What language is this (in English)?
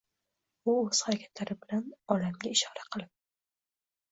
Uzbek